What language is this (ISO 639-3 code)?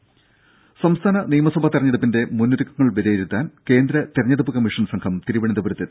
mal